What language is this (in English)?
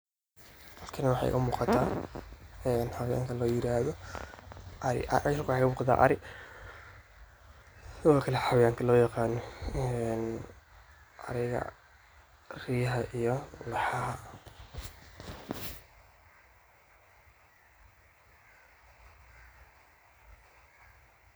Somali